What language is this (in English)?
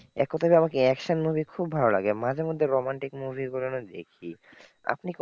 Bangla